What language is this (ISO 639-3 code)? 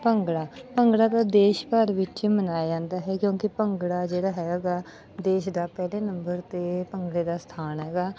pan